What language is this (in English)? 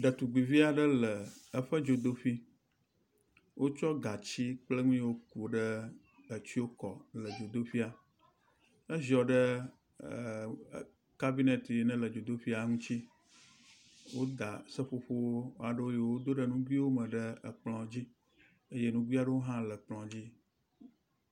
Ewe